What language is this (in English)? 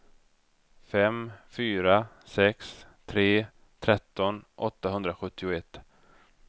Swedish